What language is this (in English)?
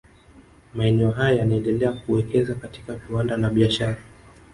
Swahili